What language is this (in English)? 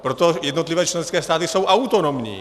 Czech